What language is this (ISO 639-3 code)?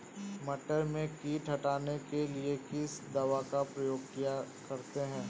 hin